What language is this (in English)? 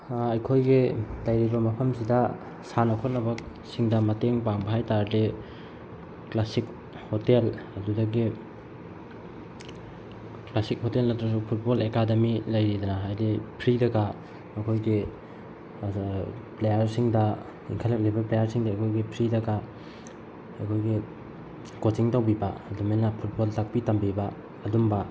Manipuri